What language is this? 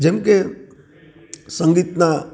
Gujarati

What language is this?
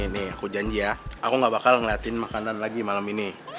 Indonesian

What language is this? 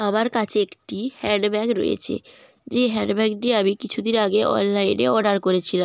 Bangla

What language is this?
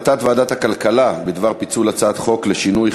Hebrew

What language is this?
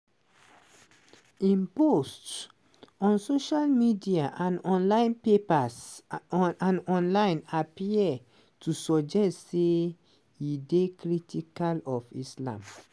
Nigerian Pidgin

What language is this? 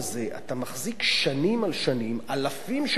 Hebrew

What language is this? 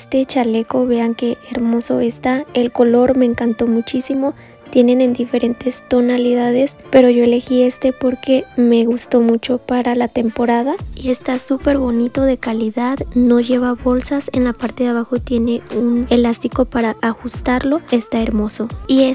Spanish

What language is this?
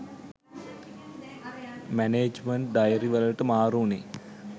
Sinhala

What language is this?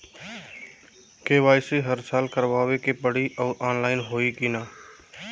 Bhojpuri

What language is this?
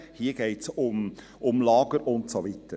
Swiss German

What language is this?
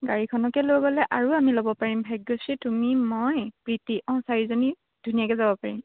Assamese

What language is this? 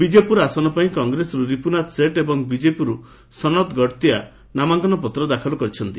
Odia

